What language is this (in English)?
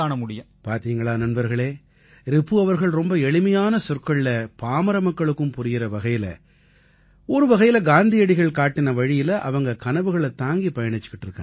Tamil